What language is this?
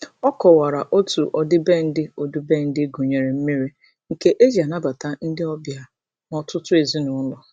Igbo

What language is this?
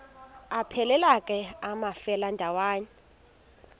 Xhosa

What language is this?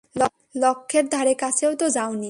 Bangla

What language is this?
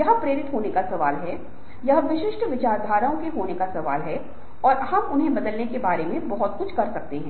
Hindi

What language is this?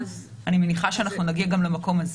Hebrew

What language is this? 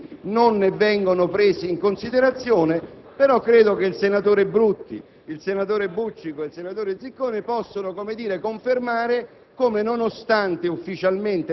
Italian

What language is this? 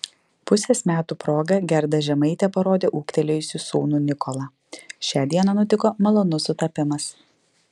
Lithuanian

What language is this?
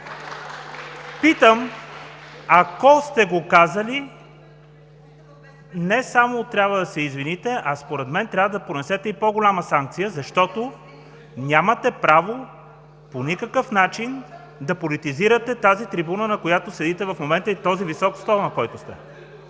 Bulgarian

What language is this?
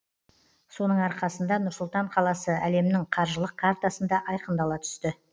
Kazakh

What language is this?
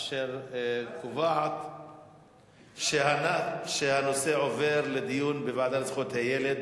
Hebrew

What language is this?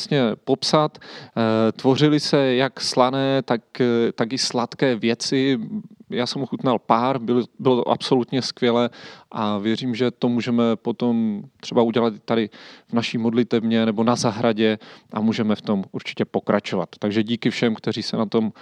Czech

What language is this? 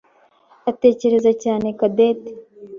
Kinyarwanda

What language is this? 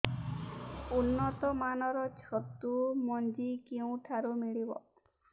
Odia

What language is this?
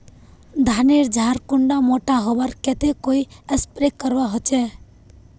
Magahi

